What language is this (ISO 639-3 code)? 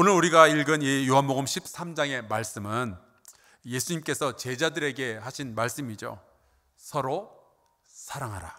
kor